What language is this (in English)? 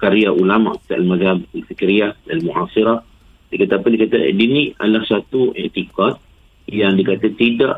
Malay